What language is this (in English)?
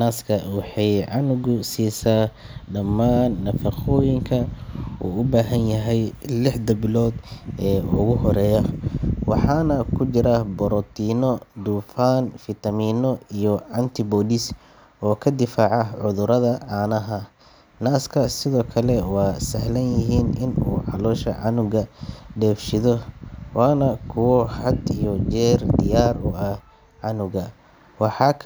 Somali